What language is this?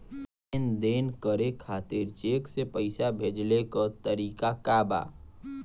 Bhojpuri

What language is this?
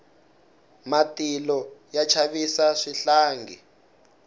Tsonga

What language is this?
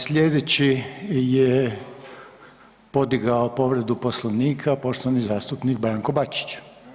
Croatian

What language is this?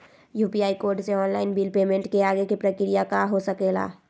Magahi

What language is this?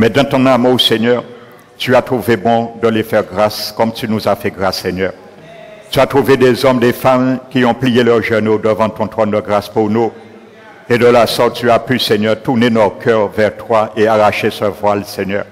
French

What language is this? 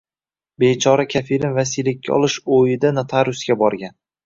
Uzbek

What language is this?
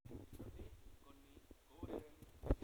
Kalenjin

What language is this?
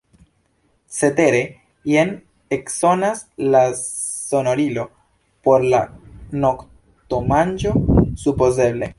Esperanto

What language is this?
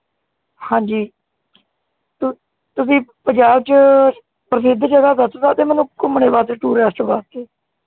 Punjabi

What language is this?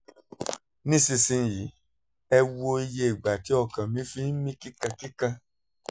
Yoruba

